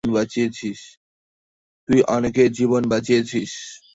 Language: Bangla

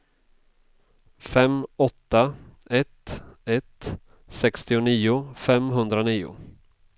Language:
Swedish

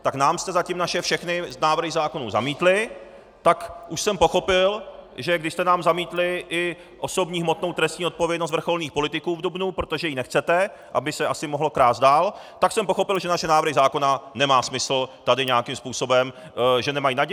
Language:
Czech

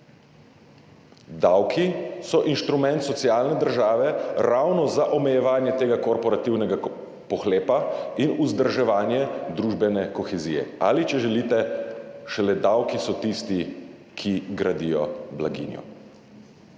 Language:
Slovenian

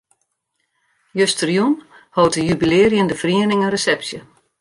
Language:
Western Frisian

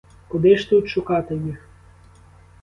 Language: Ukrainian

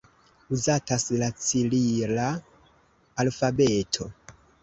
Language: Esperanto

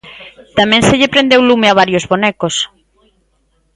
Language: Galician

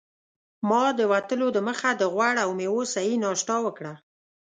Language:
Pashto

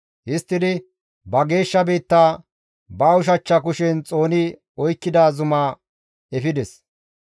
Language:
Gamo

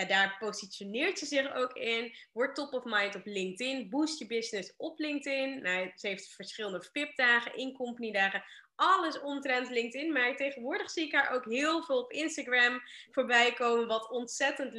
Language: Dutch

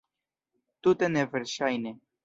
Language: Esperanto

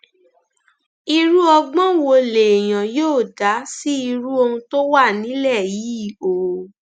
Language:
Yoruba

